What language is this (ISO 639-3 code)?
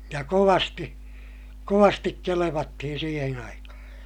fin